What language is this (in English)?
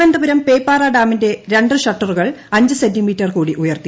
Malayalam